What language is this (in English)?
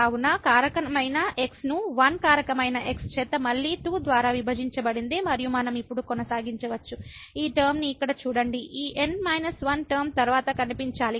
Telugu